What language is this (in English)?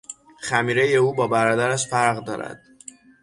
Persian